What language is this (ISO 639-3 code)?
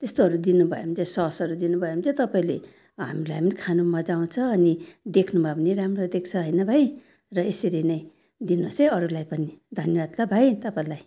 nep